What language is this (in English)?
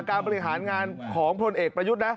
Thai